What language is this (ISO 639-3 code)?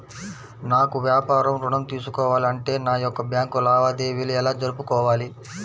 tel